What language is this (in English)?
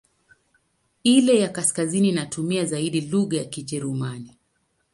Swahili